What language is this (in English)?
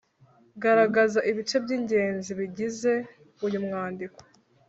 Kinyarwanda